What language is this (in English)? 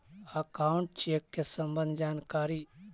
Magahi